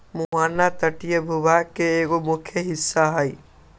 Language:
Magahi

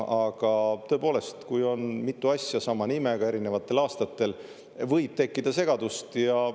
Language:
Estonian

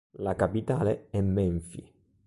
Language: Italian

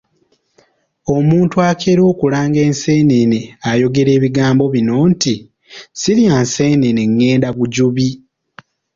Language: Ganda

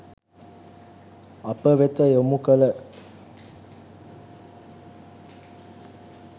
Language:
Sinhala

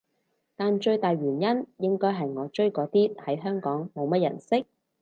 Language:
Cantonese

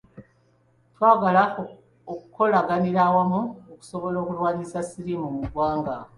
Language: Ganda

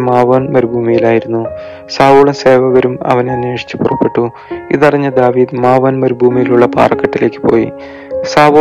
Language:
Malayalam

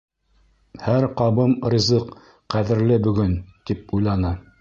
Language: Bashkir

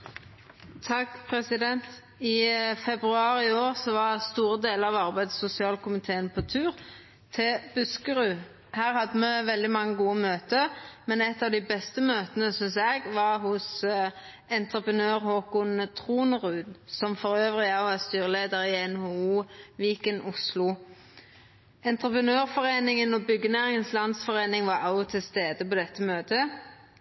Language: Norwegian Nynorsk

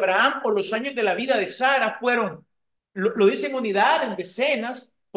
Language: Spanish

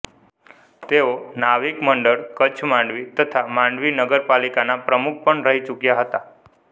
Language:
Gujarati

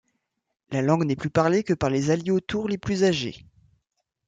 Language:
French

